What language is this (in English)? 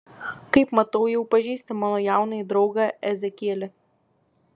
Lithuanian